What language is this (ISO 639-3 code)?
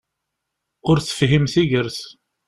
kab